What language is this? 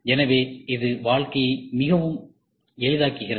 Tamil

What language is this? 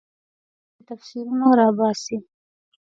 Pashto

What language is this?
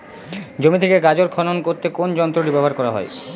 Bangla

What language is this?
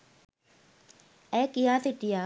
Sinhala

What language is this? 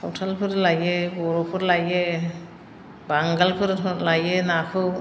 Bodo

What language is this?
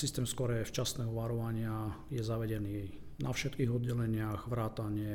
Slovak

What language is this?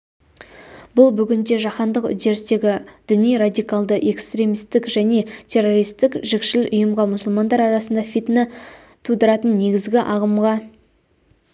Kazakh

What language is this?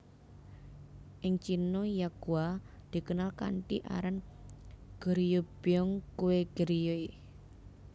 Javanese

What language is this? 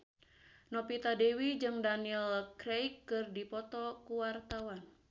Sundanese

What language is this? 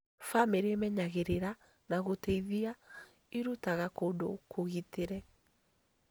Kikuyu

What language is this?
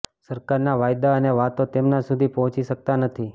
Gujarati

